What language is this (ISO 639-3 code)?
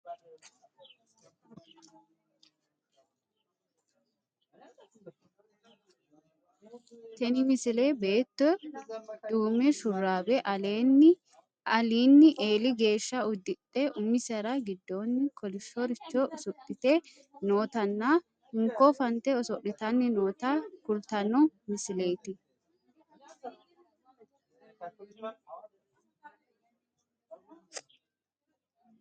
sid